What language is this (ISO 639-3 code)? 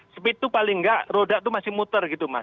ind